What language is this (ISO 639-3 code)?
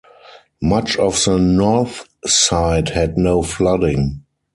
eng